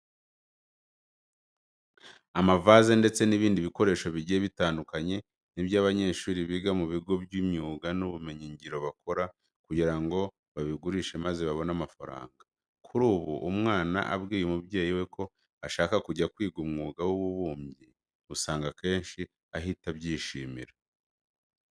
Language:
Kinyarwanda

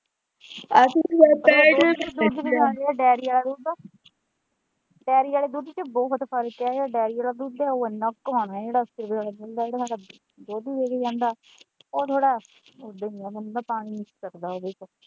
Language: Punjabi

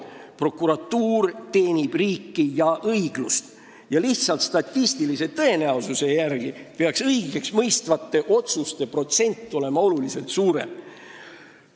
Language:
Estonian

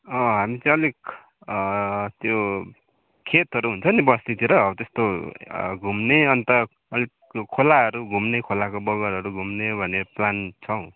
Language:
Nepali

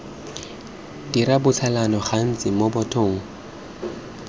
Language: Tswana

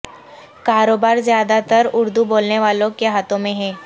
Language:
Urdu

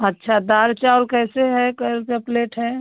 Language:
Hindi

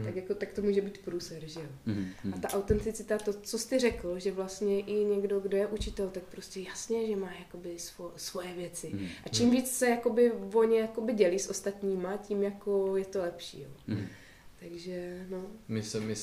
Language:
Czech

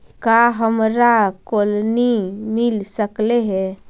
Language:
Magahi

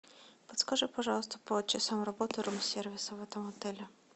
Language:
Russian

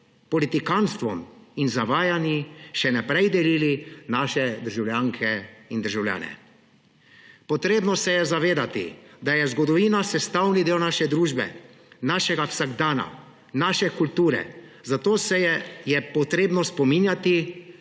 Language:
Slovenian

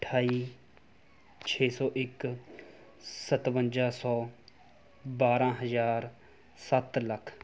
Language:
Punjabi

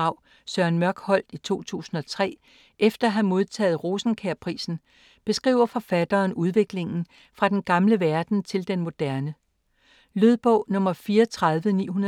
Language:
Danish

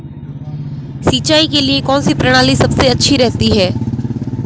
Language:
Hindi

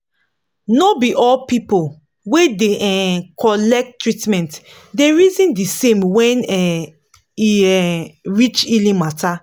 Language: Nigerian Pidgin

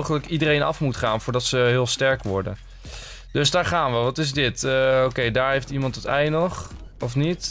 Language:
Dutch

